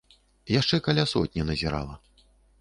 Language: Belarusian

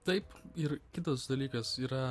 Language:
Lithuanian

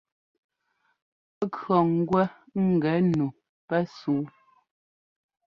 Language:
Ngomba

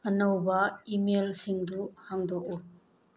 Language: Manipuri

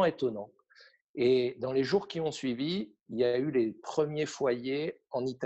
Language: French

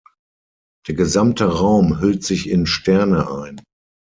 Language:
German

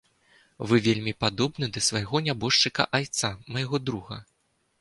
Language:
Belarusian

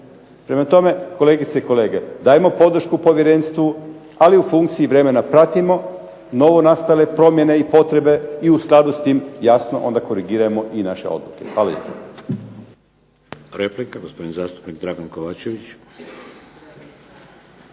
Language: Croatian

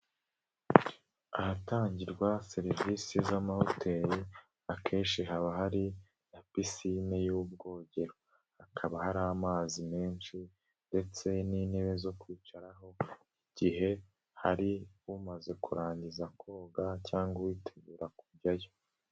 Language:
Kinyarwanda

